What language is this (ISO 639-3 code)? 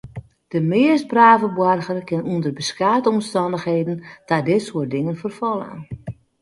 fry